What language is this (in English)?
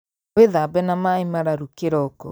Kikuyu